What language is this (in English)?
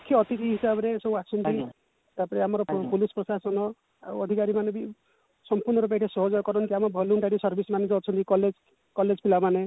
Odia